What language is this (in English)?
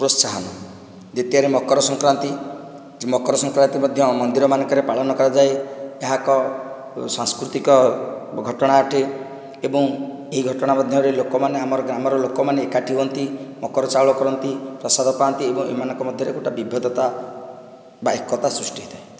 Odia